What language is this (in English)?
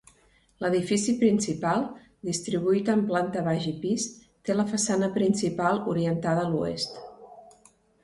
Catalan